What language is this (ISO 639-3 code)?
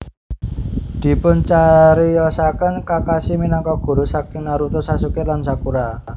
jav